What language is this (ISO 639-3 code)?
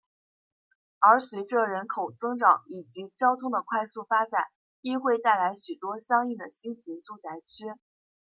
zho